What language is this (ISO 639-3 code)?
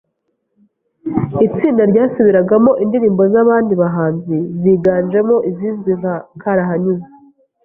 kin